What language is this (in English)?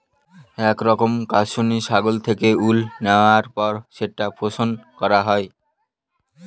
Bangla